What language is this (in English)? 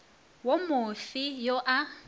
Northern Sotho